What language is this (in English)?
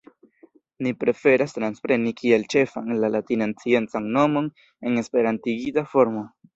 Esperanto